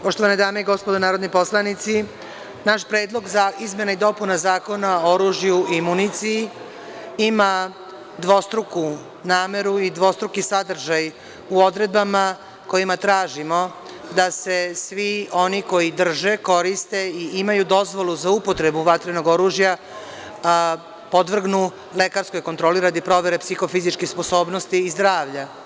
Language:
Serbian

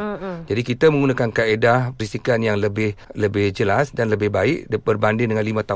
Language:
Malay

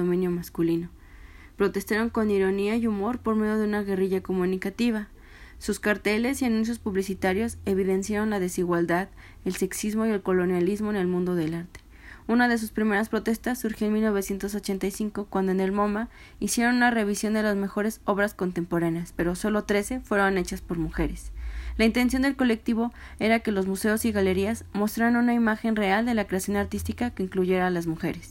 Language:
Spanish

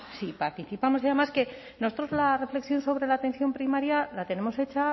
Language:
Spanish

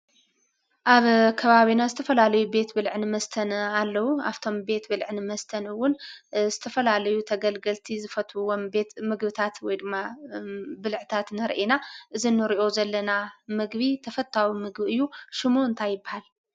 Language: Tigrinya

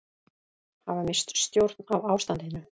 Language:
Icelandic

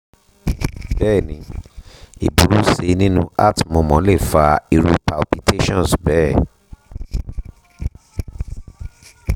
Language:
Yoruba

